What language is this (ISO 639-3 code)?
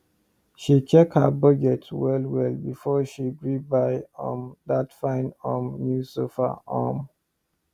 pcm